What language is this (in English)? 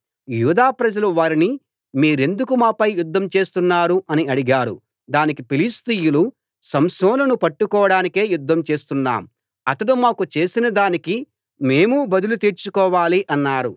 Telugu